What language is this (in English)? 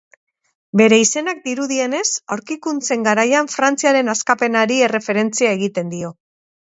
Basque